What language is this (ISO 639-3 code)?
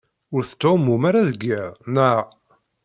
kab